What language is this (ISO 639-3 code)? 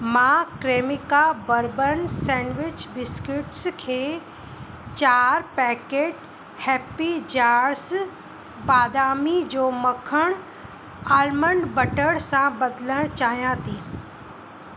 snd